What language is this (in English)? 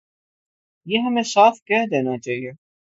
Urdu